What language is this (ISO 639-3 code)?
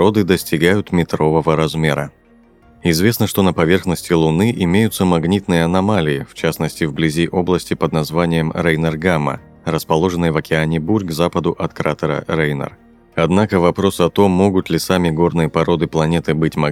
rus